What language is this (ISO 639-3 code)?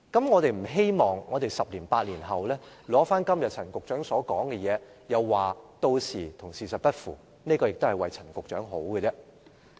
yue